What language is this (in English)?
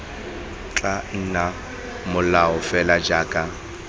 Tswana